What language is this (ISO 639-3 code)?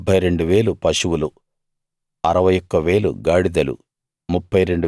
tel